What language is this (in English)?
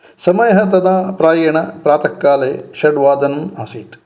Sanskrit